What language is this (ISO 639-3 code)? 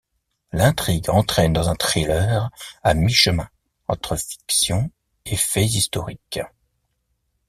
fra